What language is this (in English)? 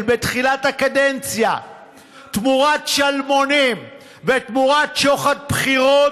Hebrew